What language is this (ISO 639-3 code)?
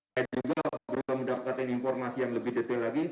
ind